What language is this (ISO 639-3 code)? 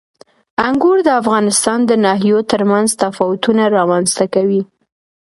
pus